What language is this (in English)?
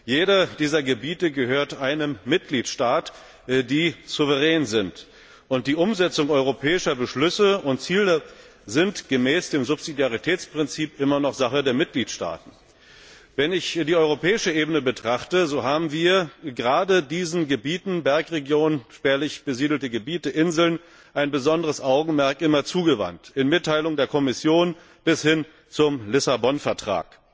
German